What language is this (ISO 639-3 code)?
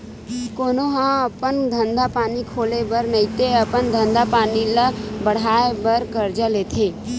hne